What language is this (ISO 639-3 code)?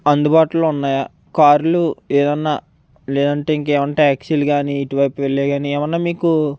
tel